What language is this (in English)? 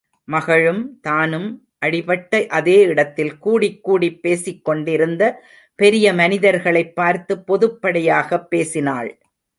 Tamil